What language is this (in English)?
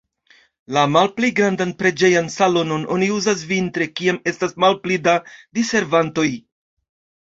Esperanto